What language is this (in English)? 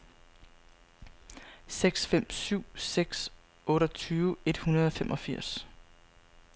Danish